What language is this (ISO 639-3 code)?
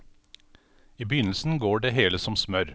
nor